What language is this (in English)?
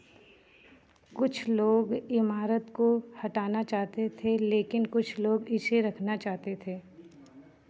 Hindi